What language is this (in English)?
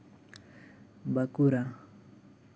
Santali